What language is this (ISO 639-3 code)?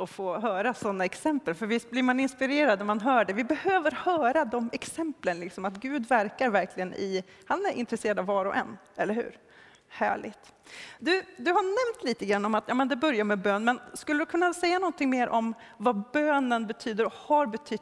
swe